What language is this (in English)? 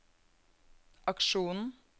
Norwegian